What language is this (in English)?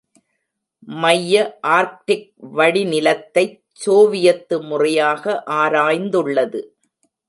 Tamil